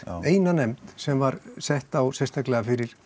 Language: Icelandic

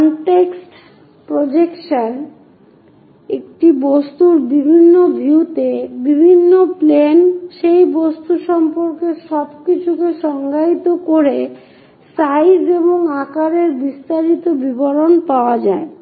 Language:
Bangla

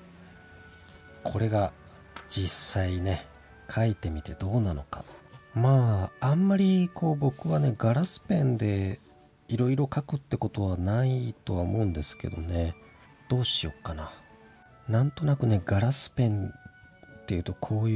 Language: Japanese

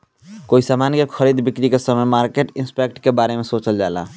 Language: Bhojpuri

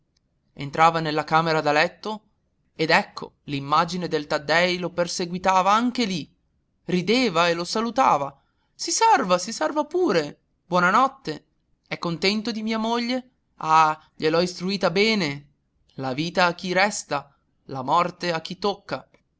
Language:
Italian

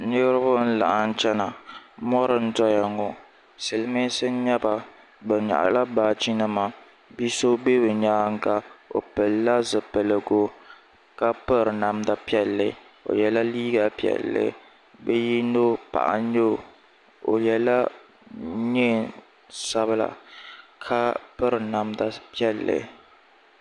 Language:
Dagbani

